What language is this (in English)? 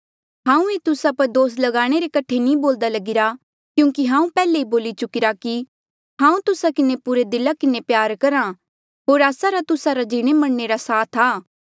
Mandeali